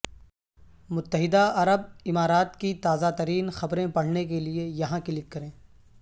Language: Urdu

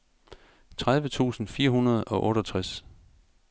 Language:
Danish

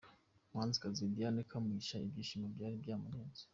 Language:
Kinyarwanda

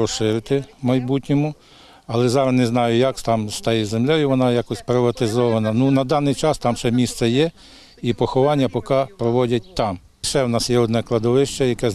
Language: Ukrainian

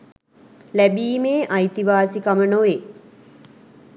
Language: Sinhala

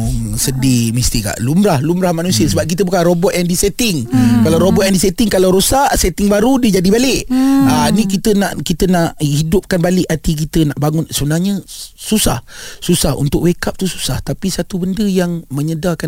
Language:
Malay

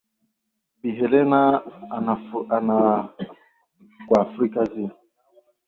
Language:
Swahili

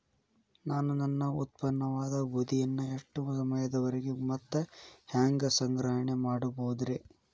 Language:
Kannada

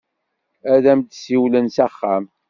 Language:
Kabyle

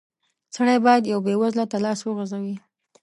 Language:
Pashto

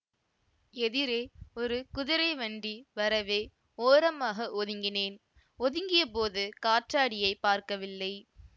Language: Tamil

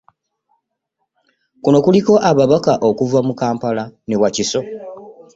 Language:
Ganda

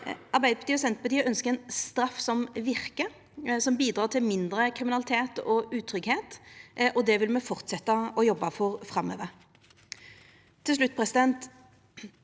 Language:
Norwegian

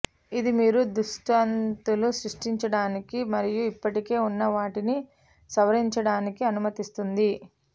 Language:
Telugu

